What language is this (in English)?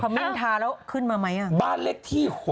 Thai